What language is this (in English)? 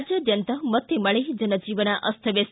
Kannada